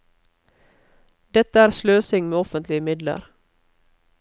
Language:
Norwegian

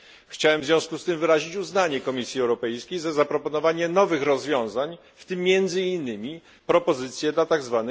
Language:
Polish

